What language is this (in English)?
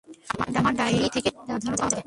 Bangla